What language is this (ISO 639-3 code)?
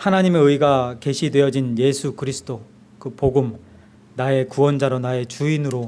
kor